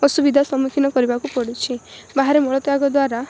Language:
Odia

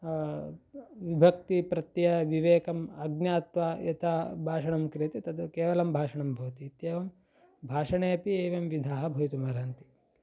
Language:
Sanskrit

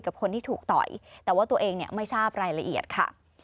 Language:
Thai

